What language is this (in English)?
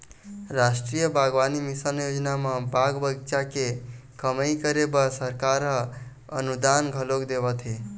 Chhattisgarhi